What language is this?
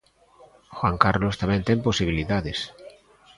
Galician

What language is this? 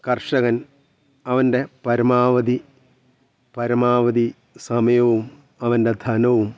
Malayalam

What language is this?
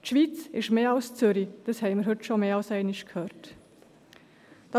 Swiss German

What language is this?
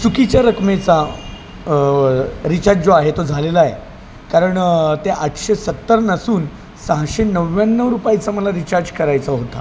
Marathi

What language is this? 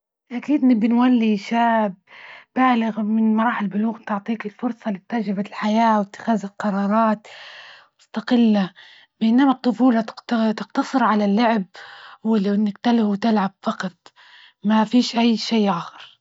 Libyan Arabic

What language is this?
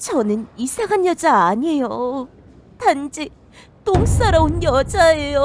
Korean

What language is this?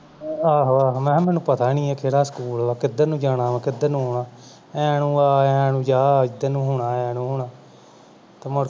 Punjabi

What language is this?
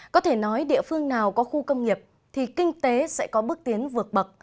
Vietnamese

